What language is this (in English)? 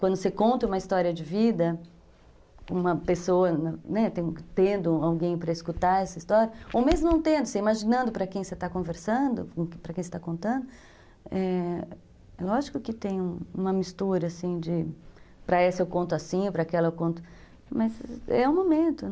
Portuguese